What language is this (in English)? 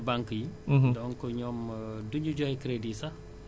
Wolof